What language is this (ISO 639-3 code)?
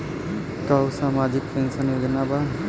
bho